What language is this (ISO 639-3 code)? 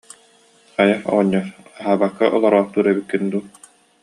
sah